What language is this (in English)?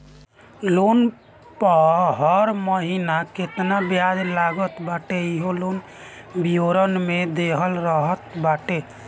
Bhojpuri